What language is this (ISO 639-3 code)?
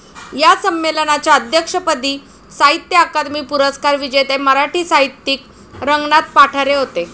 mar